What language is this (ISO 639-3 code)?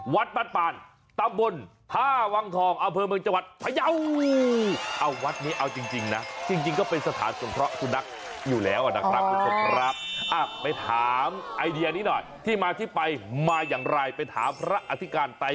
tha